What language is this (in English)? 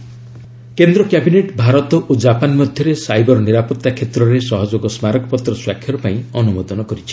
Odia